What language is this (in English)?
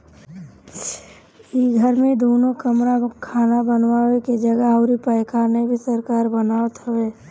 Bhojpuri